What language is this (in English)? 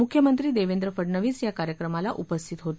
Marathi